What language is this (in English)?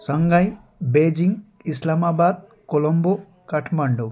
Nepali